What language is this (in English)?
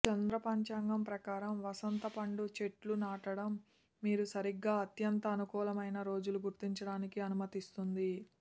Telugu